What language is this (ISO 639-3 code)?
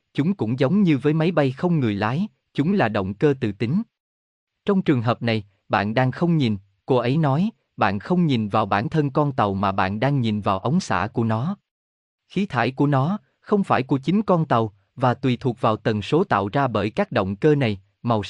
vie